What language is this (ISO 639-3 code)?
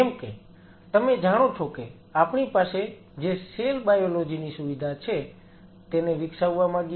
guj